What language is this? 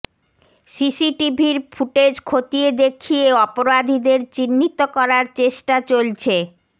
Bangla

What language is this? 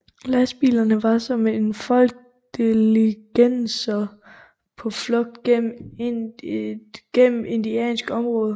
Danish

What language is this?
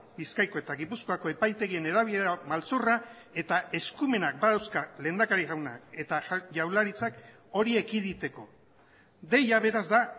Basque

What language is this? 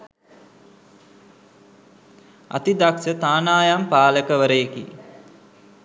Sinhala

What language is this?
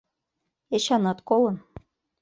Mari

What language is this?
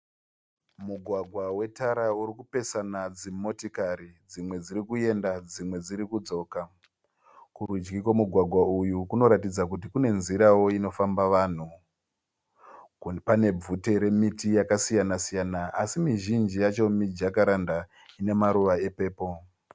Shona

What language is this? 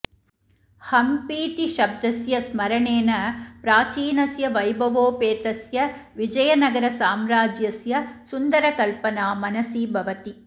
Sanskrit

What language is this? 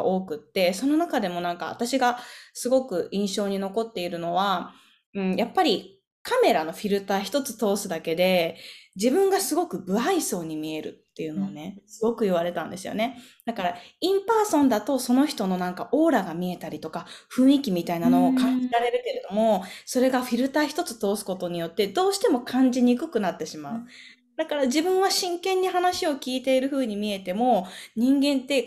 Japanese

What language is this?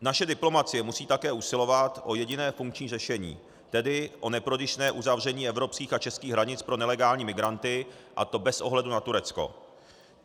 Czech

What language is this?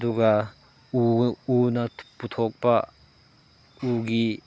Manipuri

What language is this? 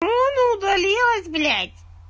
Russian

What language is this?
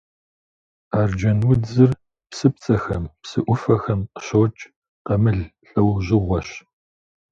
Kabardian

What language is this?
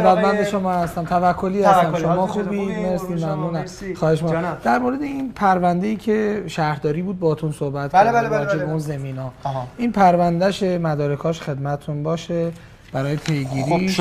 Persian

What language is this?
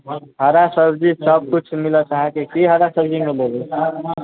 Maithili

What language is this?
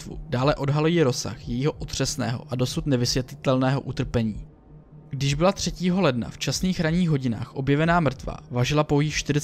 Czech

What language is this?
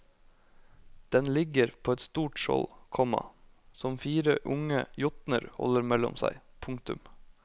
Norwegian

